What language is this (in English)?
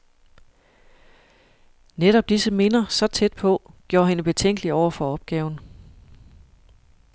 Danish